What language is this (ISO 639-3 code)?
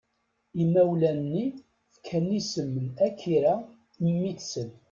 kab